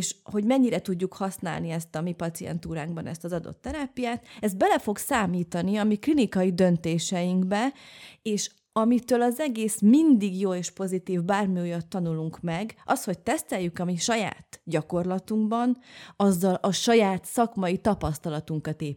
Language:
Hungarian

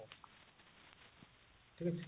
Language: Odia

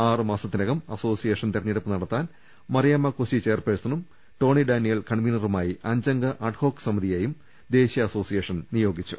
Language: Malayalam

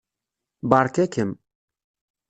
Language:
Kabyle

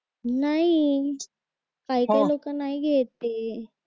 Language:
Marathi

